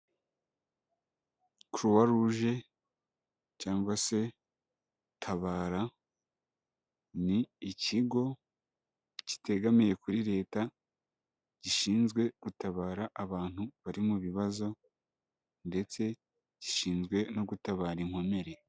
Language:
Kinyarwanda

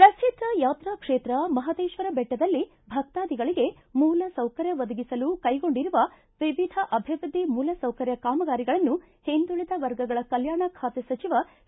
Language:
Kannada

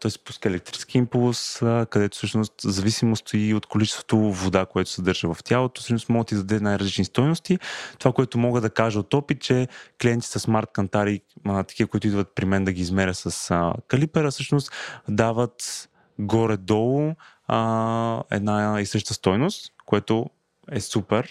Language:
Bulgarian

